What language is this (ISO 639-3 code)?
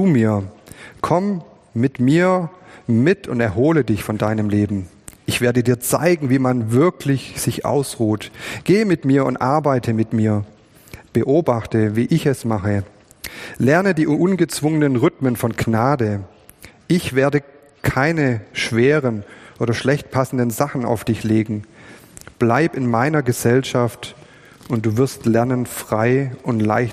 deu